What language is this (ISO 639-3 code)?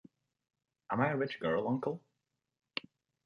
eng